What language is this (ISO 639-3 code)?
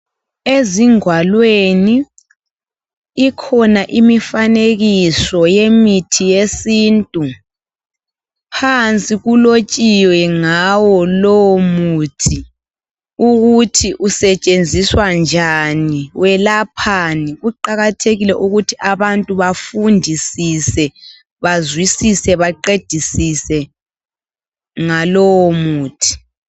nde